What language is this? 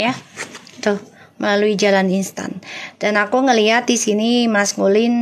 Indonesian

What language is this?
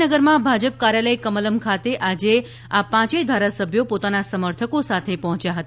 Gujarati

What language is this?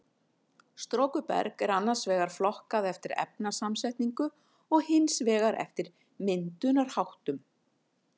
Icelandic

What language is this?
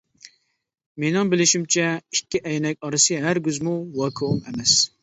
Uyghur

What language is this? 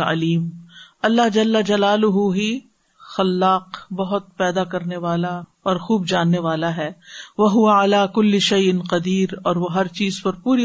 Urdu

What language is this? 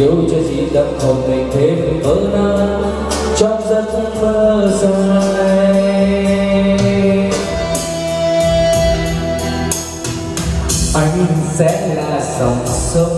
Vietnamese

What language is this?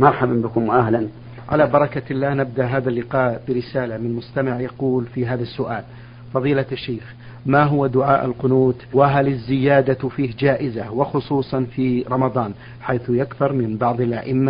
Arabic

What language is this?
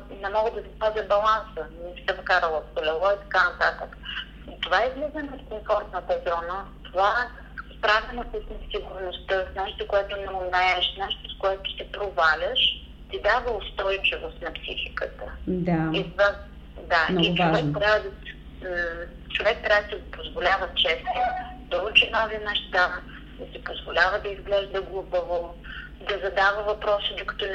Bulgarian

